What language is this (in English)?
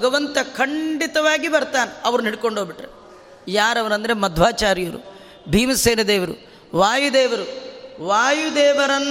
Kannada